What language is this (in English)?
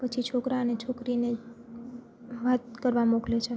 Gujarati